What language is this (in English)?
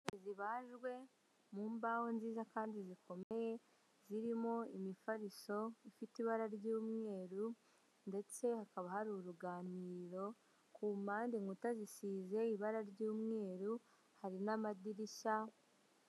Kinyarwanda